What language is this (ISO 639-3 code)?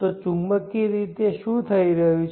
guj